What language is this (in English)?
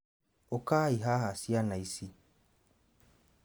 Kikuyu